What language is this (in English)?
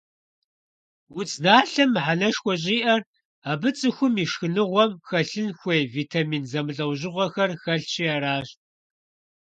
Kabardian